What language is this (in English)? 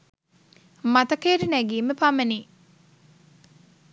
Sinhala